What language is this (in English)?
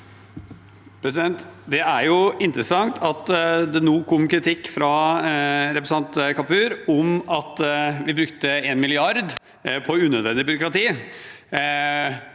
Norwegian